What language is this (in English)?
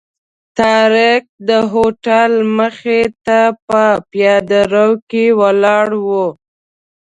Pashto